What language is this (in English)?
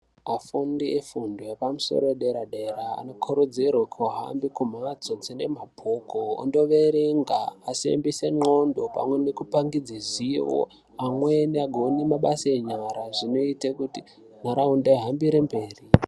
Ndau